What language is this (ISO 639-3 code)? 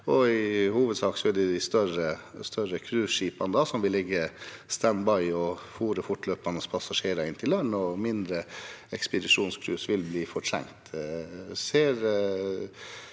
nor